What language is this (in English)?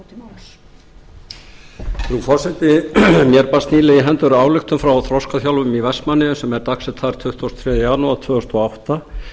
Icelandic